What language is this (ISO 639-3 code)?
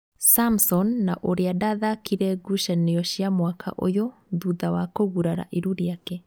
kik